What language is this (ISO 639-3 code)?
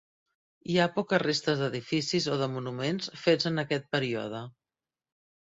cat